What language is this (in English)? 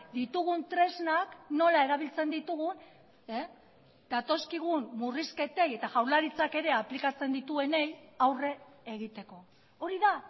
Basque